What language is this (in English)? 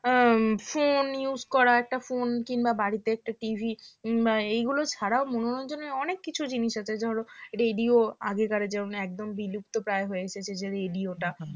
Bangla